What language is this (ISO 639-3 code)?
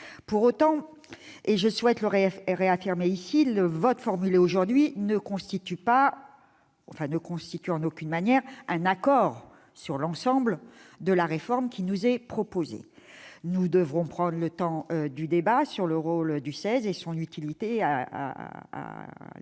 fra